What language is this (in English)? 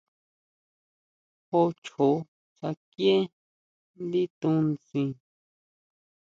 Huautla Mazatec